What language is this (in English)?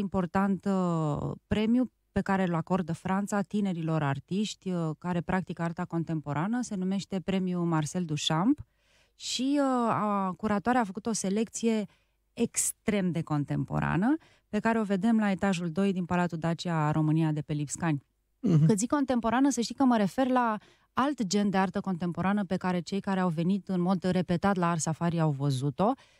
Romanian